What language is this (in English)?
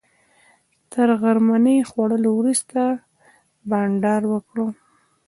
Pashto